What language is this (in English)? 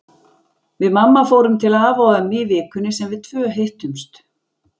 Icelandic